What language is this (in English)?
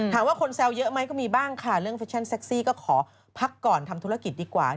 Thai